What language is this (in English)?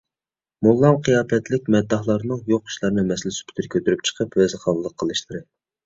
Uyghur